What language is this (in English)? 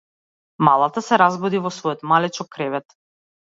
Macedonian